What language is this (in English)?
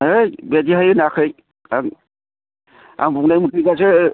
Bodo